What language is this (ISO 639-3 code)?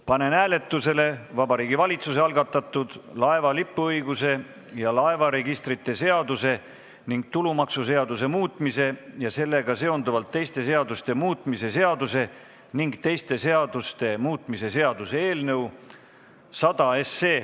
est